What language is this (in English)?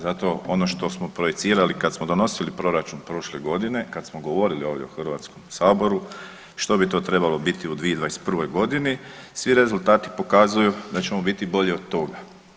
Croatian